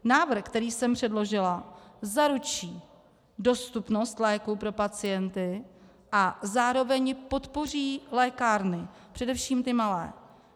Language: Czech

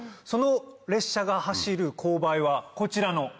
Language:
Japanese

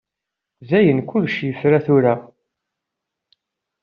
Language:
Kabyle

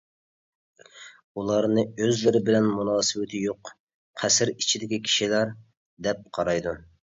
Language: Uyghur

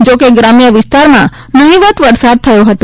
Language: Gujarati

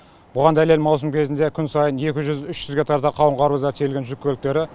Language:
Kazakh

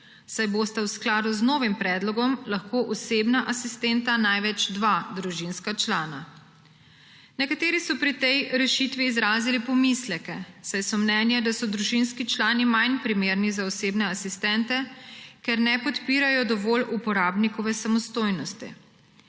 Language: Slovenian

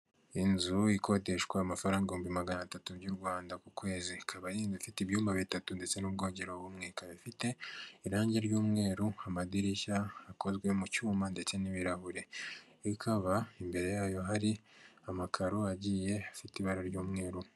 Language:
Kinyarwanda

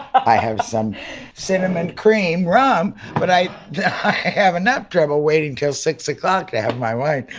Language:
English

